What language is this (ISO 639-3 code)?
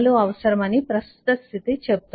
tel